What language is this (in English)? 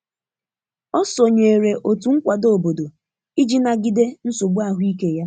Igbo